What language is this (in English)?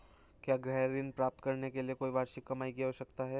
Hindi